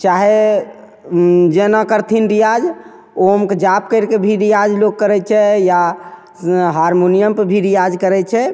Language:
Maithili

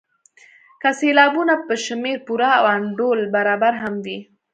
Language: Pashto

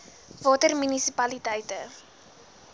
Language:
Afrikaans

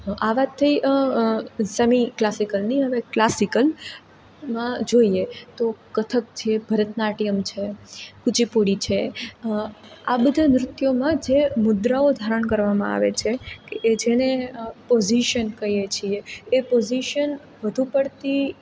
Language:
Gujarati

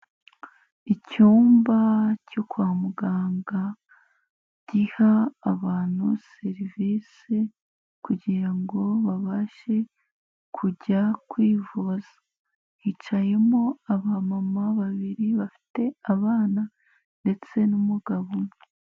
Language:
Kinyarwanda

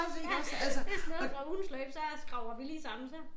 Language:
Danish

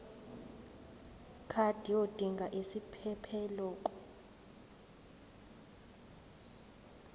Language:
Zulu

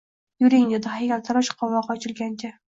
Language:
Uzbek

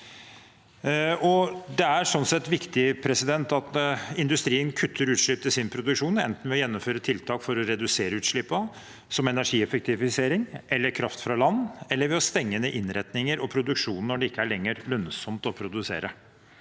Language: Norwegian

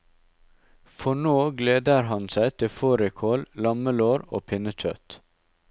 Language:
Norwegian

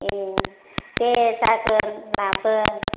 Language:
Bodo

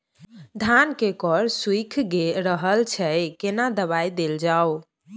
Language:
Maithili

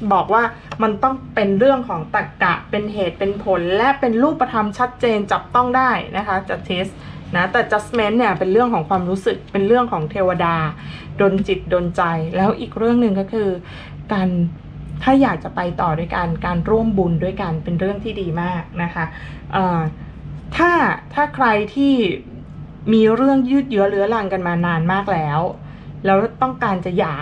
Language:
Thai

